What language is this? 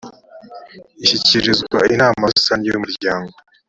Kinyarwanda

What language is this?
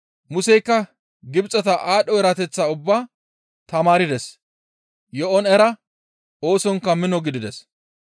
Gamo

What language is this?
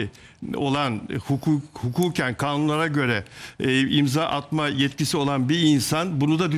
Turkish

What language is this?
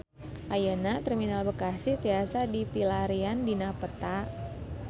Sundanese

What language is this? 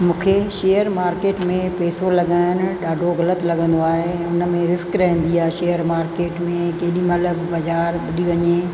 Sindhi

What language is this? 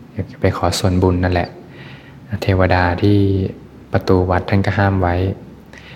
Thai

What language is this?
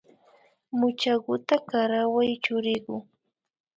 Imbabura Highland Quichua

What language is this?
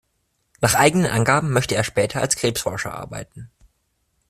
German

